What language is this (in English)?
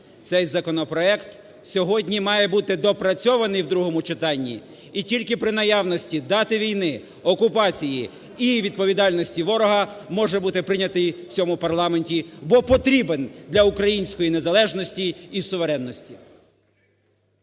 Ukrainian